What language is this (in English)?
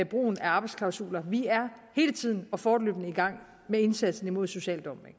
Danish